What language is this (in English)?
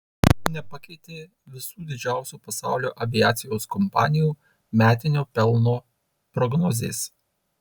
Lithuanian